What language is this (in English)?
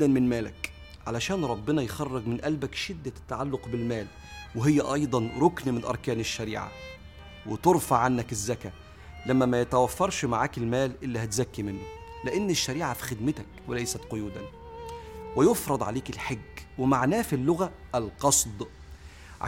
Arabic